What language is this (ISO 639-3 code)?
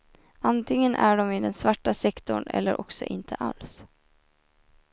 swe